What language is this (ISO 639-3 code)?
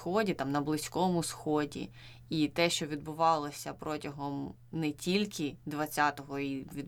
ukr